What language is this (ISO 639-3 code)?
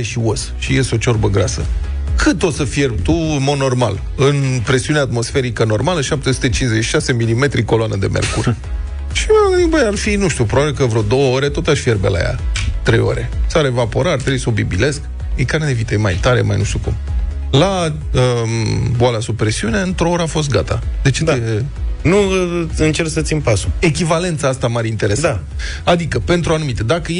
ron